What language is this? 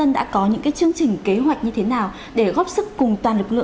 Vietnamese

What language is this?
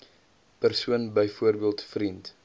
Afrikaans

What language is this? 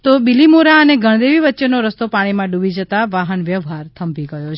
Gujarati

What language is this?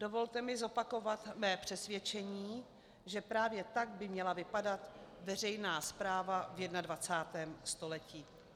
Czech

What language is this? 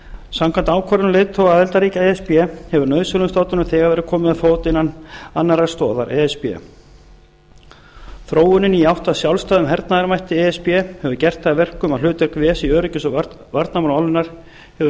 Icelandic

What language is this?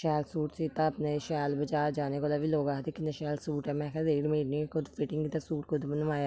Dogri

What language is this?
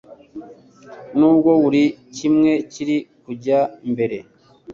Kinyarwanda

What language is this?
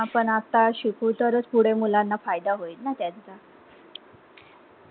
Marathi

